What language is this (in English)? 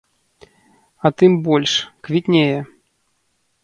Belarusian